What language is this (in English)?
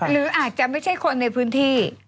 Thai